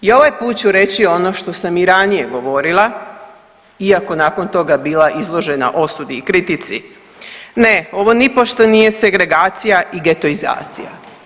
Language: Croatian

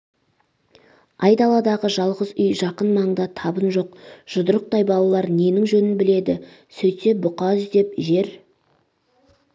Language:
Kazakh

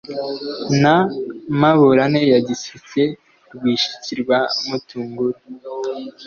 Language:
Kinyarwanda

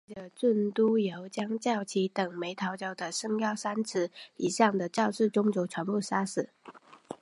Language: Chinese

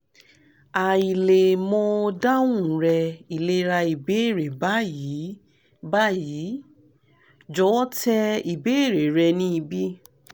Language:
Yoruba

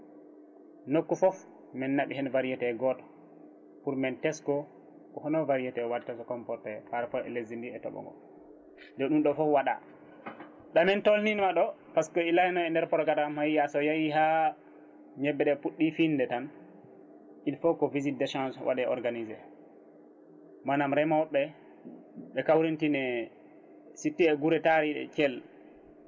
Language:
Fula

